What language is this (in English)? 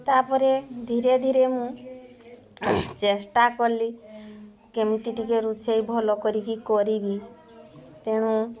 Odia